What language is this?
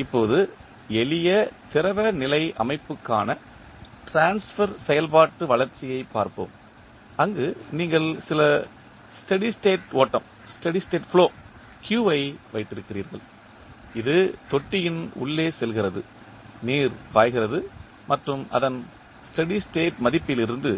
Tamil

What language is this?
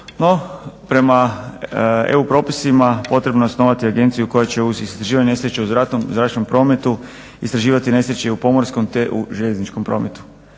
Croatian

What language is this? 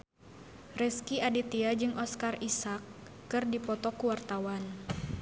Sundanese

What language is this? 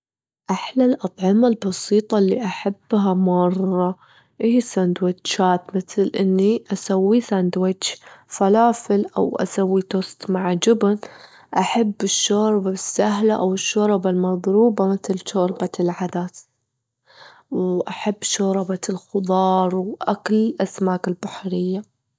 Gulf Arabic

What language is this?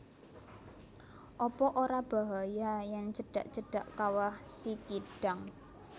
Javanese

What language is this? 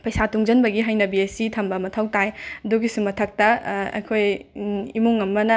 Manipuri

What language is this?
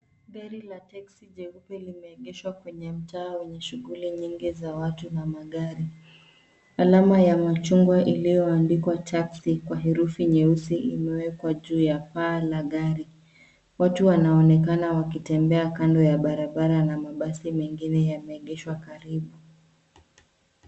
Swahili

